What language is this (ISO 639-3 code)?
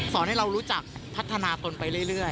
tha